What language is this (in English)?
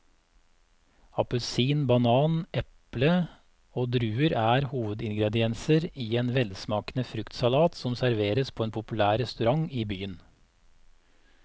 Norwegian